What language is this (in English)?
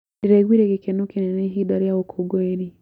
Kikuyu